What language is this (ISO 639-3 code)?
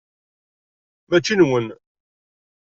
kab